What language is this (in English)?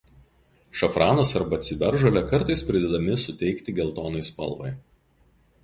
Lithuanian